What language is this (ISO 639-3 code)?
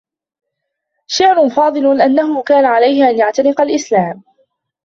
ara